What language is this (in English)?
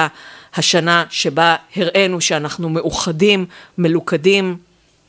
Hebrew